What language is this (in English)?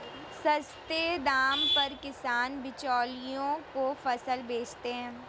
Hindi